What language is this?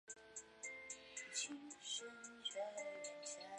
Chinese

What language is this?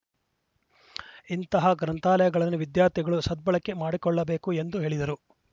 Kannada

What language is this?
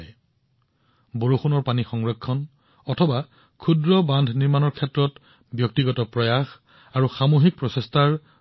Assamese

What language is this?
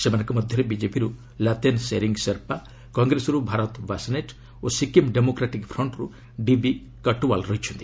Odia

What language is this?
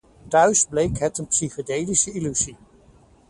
Dutch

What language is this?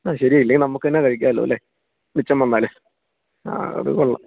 Malayalam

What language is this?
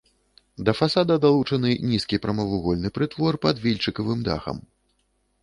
Belarusian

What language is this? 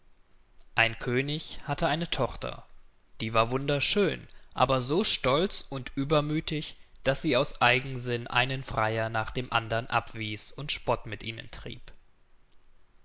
German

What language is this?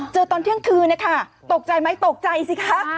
Thai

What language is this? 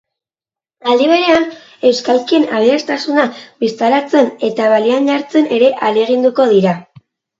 Basque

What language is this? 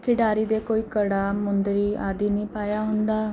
Punjabi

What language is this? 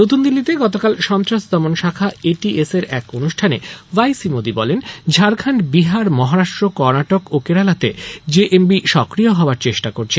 Bangla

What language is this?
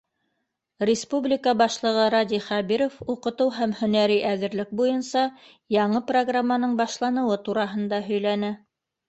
Bashkir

